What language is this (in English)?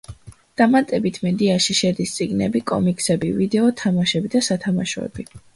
Georgian